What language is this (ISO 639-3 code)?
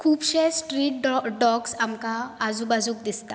kok